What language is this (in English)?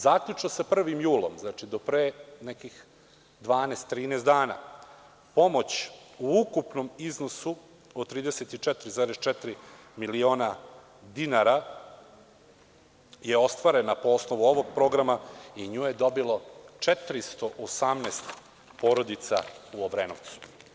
Serbian